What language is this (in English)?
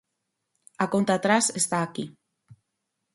Galician